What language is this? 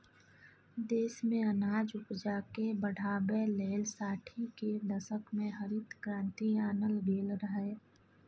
Maithili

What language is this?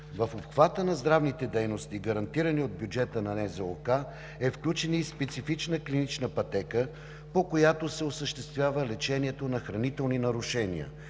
Bulgarian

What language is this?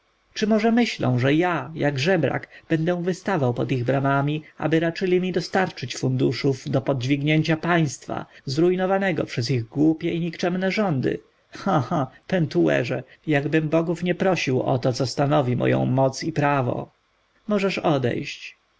Polish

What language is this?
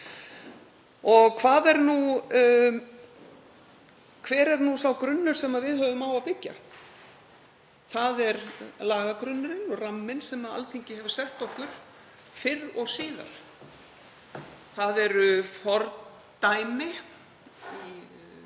Icelandic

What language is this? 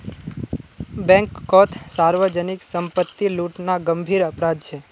Magahi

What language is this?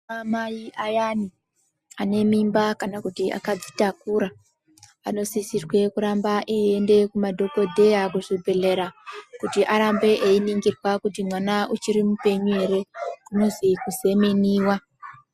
Ndau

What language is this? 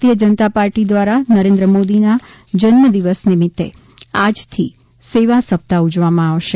Gujarati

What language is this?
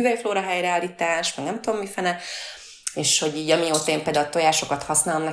Hungarian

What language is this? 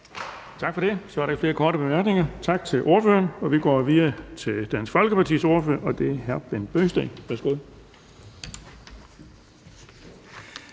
Danish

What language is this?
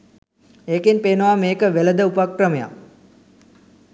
Sinhala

